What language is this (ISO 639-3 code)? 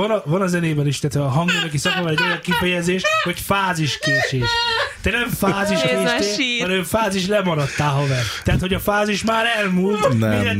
hun